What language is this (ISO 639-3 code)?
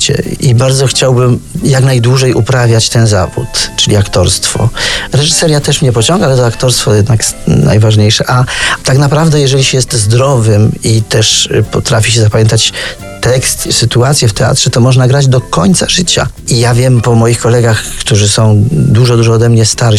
pol